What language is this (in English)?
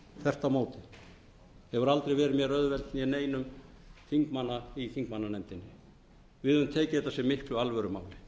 Icelandic